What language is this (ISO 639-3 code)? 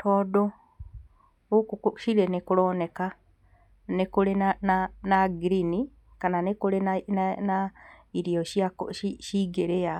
kik